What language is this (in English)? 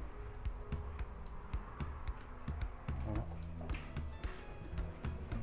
Vietnamese